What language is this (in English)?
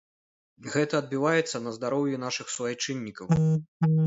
Belarusian